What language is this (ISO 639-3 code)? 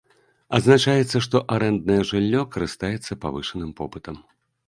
bel